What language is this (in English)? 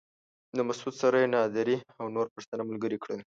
Pashto